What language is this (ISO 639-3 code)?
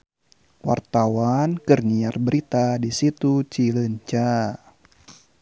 sun